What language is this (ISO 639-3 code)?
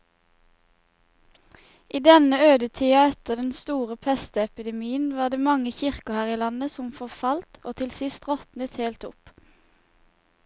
nor